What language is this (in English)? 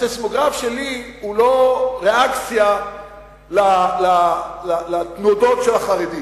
Hebrew